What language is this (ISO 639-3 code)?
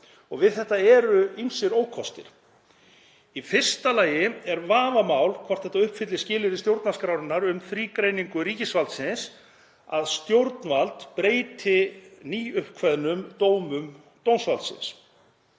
isl